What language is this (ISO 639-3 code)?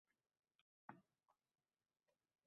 uzb